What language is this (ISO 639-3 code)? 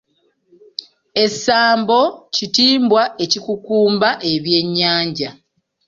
lug